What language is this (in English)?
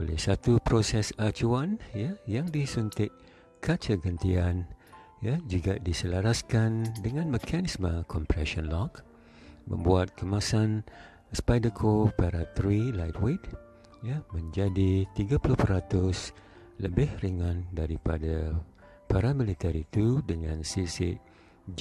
Malay